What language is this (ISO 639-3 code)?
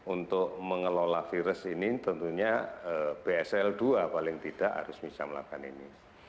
ind